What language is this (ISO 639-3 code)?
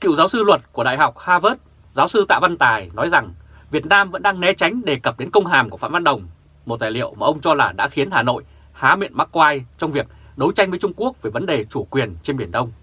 vie